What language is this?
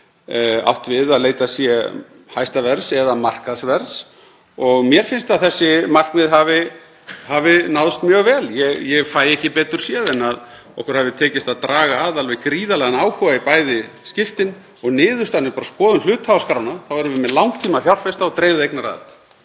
Icelandic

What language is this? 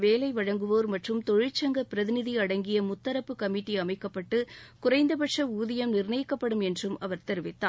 Tamil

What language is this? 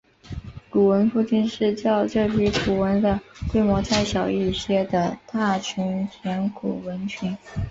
Chinese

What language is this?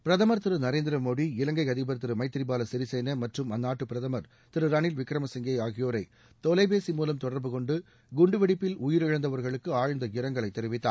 Tamil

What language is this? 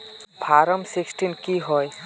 Magahi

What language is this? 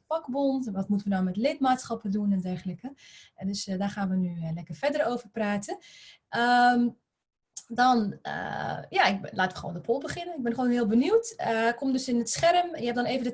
Dutch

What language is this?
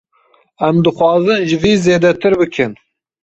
Kurdish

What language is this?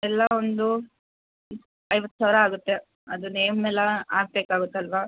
Kannada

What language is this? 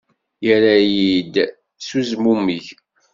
Kabyle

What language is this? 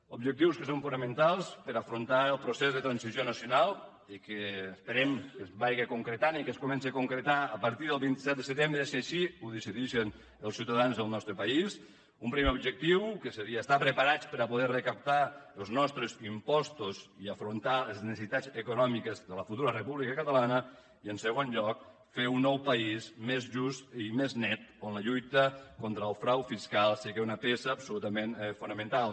Catalan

